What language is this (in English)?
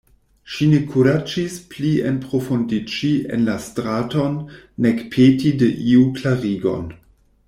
Esperanto